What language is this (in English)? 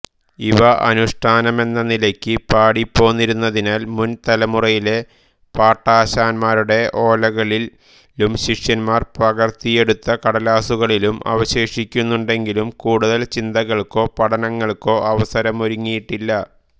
Malayalam